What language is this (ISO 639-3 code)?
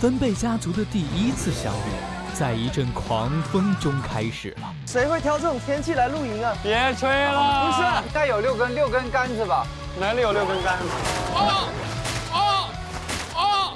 zho